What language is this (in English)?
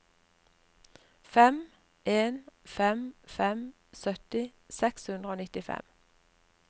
Norwegian